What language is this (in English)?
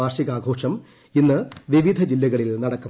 Malayalam